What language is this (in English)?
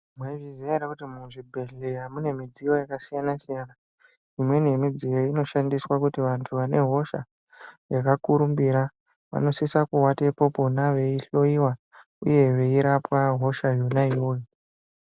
Ndau